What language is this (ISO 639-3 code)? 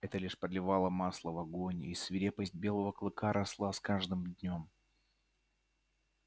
rus